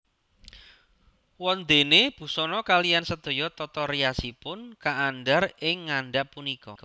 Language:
Javanese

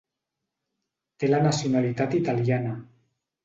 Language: Catalan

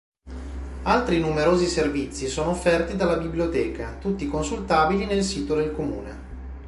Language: Italian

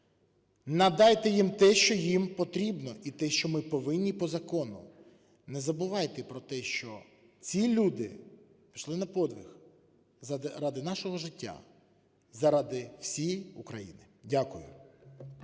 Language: Ukrainian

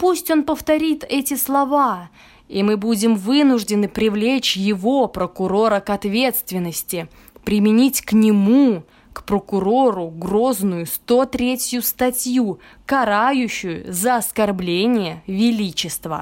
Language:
Russian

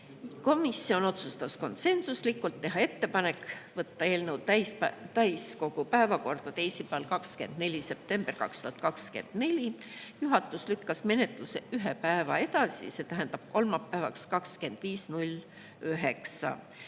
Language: Estonian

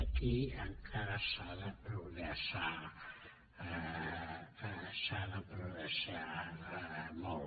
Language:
Catalan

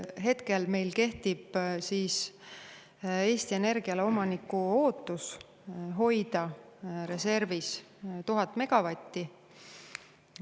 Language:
Estonian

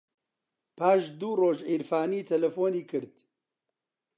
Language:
Central Kurdish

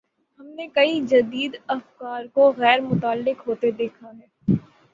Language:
Urdu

